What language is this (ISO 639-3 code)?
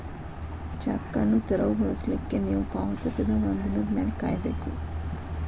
kan